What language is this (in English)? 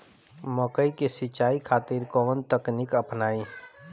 Bhojpuri